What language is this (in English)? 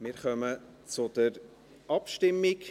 Swiss German